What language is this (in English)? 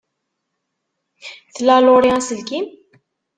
Kabyle